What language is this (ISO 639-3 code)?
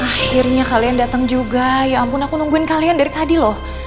ind